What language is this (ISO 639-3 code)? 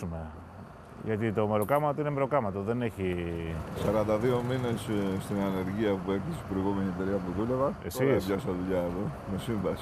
ell